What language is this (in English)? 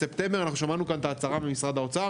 Hebrew